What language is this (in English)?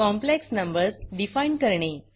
Marathi